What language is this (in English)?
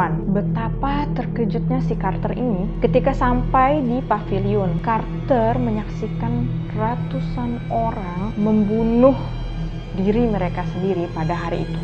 Indonesian